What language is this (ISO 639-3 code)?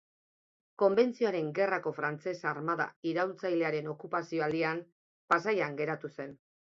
eus